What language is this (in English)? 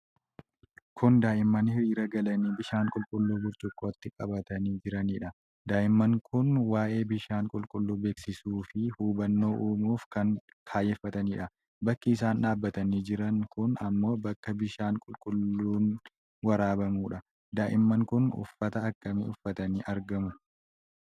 Oromo